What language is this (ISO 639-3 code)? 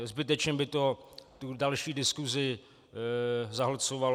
ces